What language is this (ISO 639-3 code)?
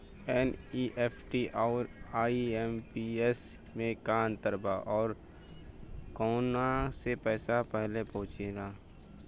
bho